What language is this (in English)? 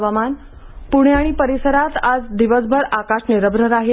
Marathi